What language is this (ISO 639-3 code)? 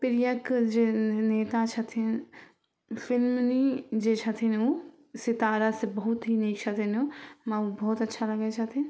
mai